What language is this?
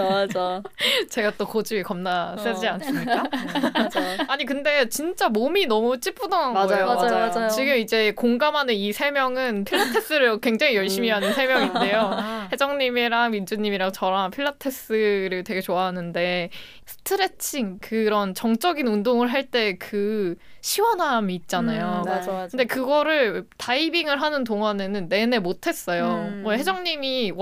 Korean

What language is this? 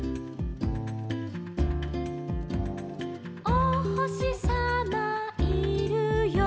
Japanese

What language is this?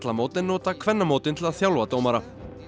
Icelandic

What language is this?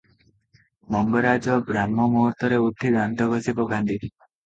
Odia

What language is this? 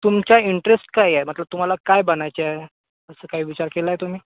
Marathi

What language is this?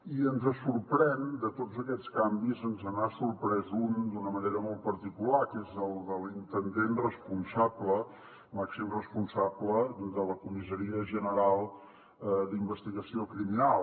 Catalan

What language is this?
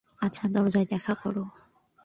Bangla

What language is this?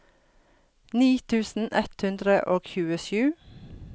Norwegian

